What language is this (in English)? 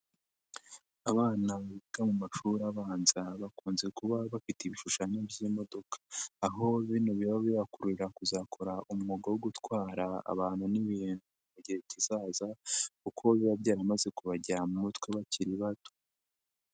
Kinyarwanda